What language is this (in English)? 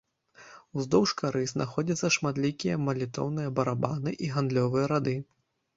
Belarusian